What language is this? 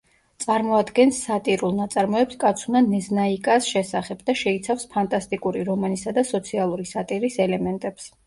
Georgian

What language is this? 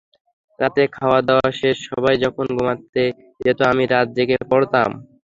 Bangla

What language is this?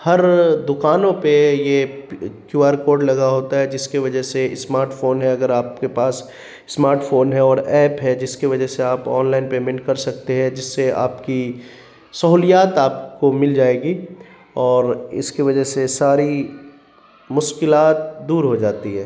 Urdu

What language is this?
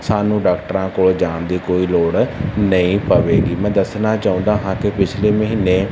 Punjabi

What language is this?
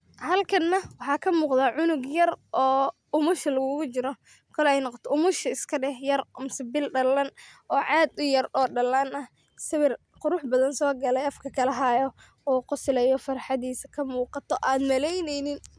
Somali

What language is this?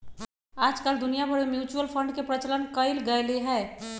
Magahi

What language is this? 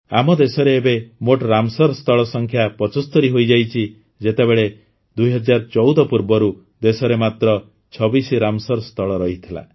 Odia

